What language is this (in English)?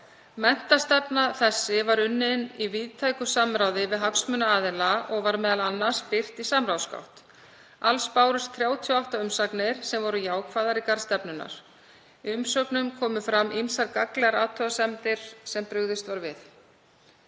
Icelandic